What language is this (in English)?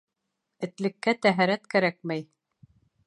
Bashkir